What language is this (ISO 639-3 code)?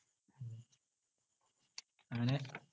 mal